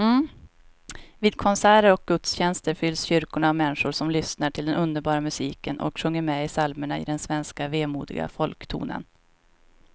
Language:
Swedish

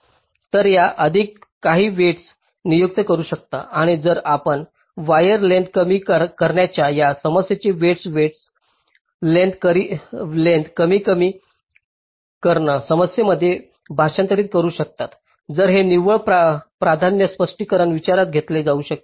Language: Marathi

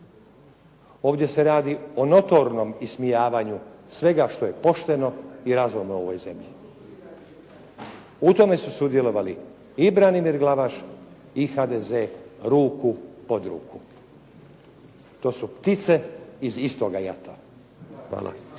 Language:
Croatian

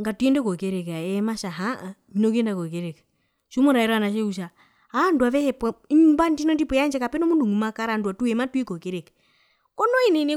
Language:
Herero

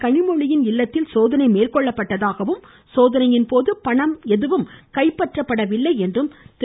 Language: Tamil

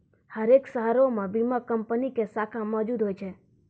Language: Maithili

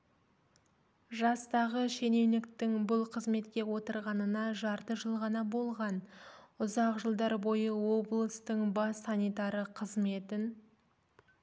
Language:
Kazakh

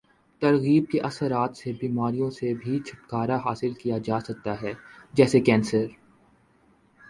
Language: Urdu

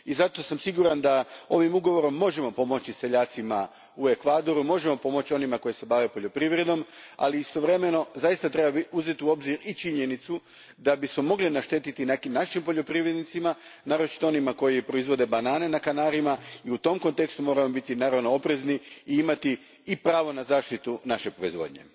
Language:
Croatian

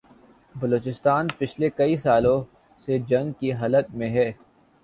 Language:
Urdu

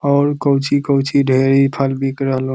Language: Magahi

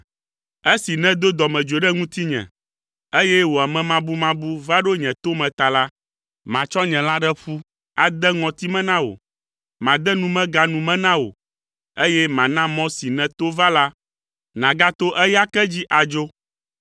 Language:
Ewe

